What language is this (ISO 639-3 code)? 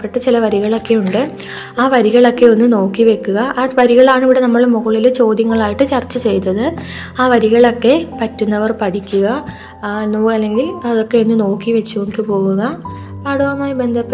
mal